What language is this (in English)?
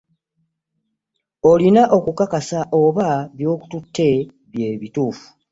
Ganda